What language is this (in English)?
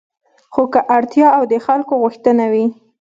Pashto